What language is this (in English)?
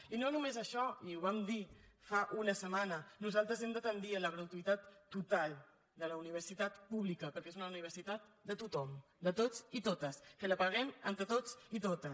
Catalan